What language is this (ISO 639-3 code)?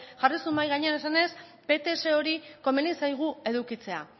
eus